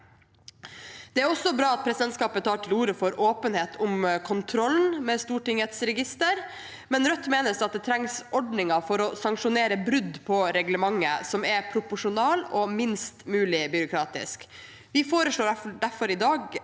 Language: Norwegian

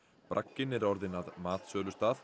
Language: Icelandic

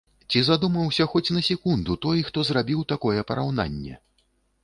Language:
Belarusian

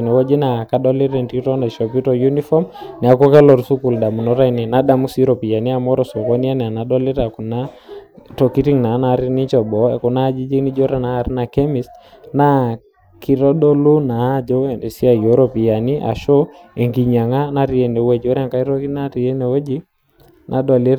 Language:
Masai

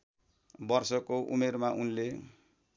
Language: Nepali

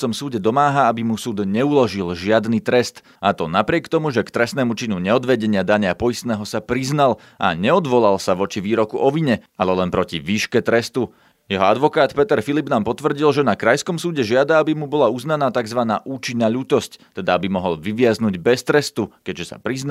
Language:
Slovak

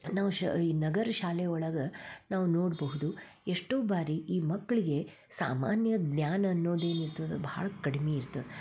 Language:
Kannada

